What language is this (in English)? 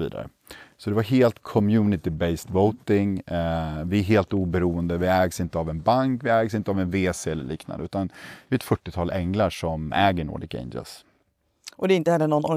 Swedish